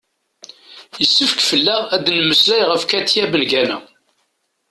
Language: Kabyle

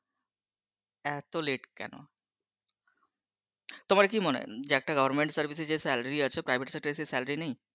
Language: Bangla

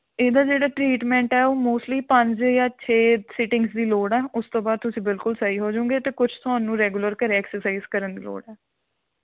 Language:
Punjabi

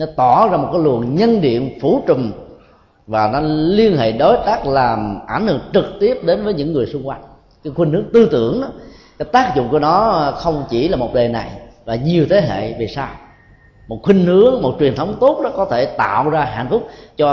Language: Vietnamese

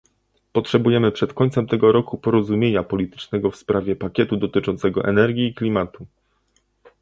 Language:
Polish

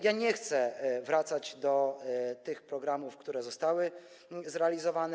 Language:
Polish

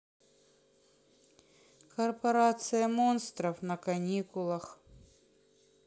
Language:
Russian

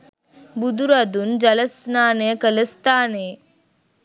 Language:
Sinhala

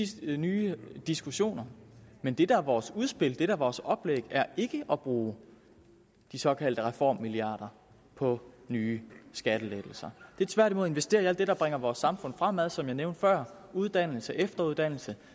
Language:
Danish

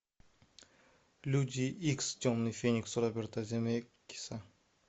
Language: Russian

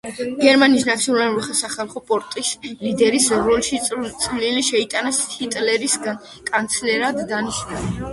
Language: Georgian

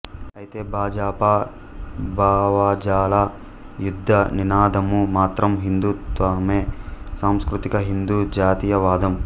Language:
Telugu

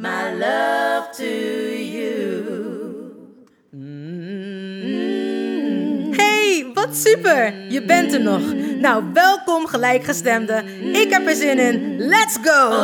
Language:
Dutch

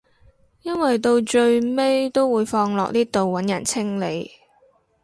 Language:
Cantonese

